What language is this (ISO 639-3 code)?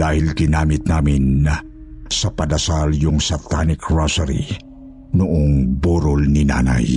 fil